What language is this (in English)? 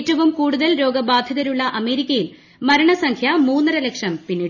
Malayalam